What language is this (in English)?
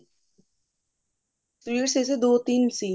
Punjabi